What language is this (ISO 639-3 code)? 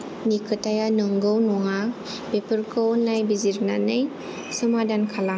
brx